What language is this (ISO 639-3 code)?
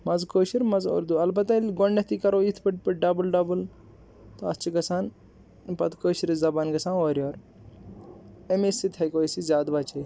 kas